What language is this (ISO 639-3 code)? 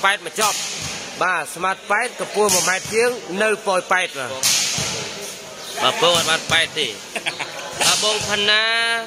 tha